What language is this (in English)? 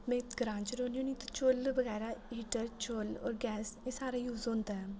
Dogri